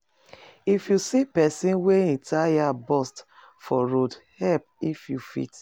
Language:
Nigerian Pidgin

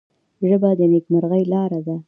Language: Pashto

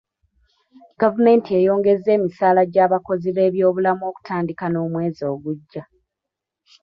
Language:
Ganda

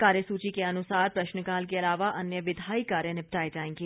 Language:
Hindi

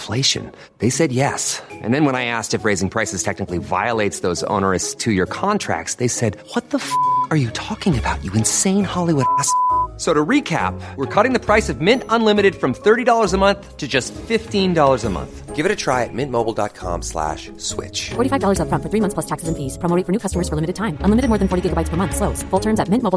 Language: Hebrew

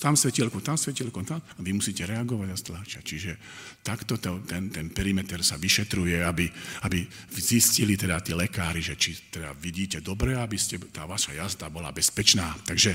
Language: Slovak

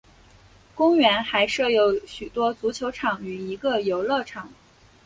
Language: Chinese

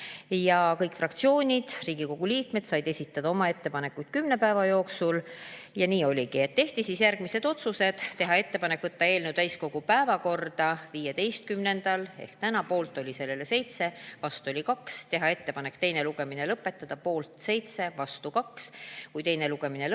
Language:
Estonian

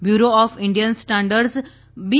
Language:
Gujarati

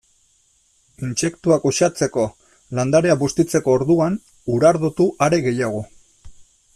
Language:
Basque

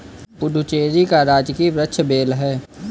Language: Hindi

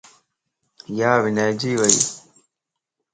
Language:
Lasi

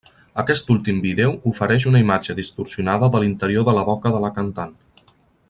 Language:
Catalan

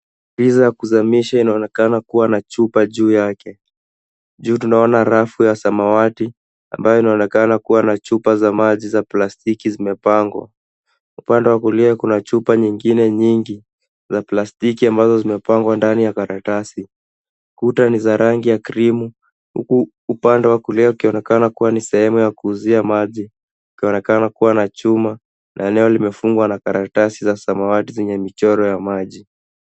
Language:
Swahili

